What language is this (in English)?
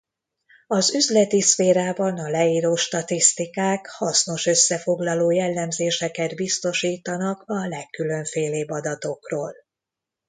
Hungarian